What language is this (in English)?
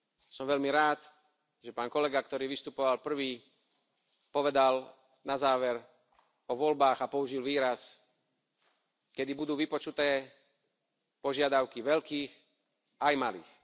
Slovak